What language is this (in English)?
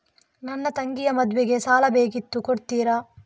Kannada